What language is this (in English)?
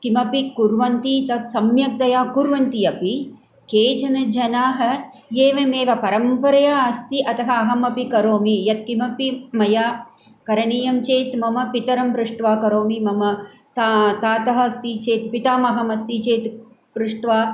Sanskrit